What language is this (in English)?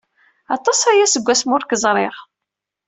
Kabyle